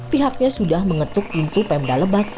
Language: Indonesian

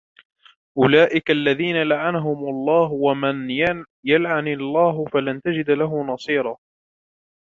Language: Arabic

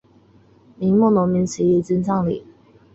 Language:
Chinese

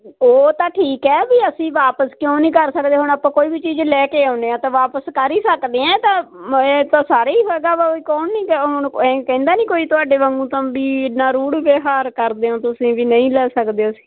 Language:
Punjabi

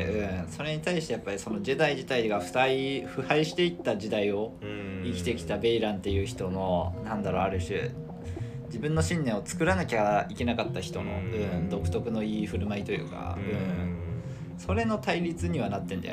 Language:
Japanese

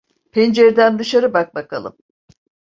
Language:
Turkish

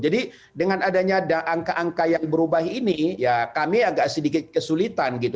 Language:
Indonesian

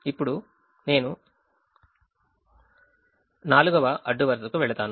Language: Telugu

